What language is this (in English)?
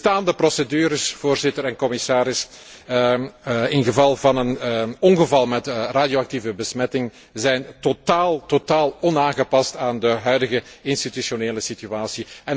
Dutch